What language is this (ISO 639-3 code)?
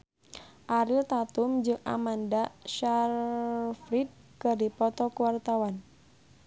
sun